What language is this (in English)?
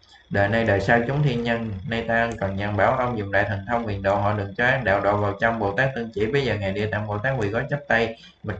Vietnamese